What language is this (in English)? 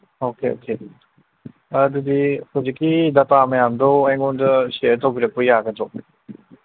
Manipuri